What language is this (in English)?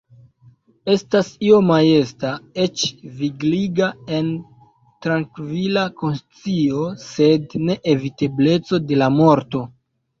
Esperanto